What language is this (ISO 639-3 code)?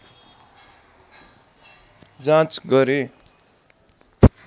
nep